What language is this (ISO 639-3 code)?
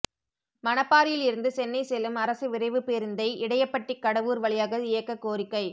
tam